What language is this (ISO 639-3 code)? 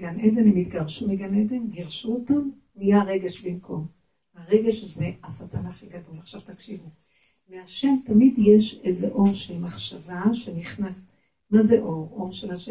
heb